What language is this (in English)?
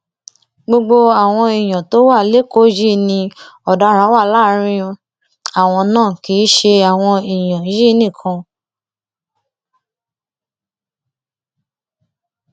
Yoruba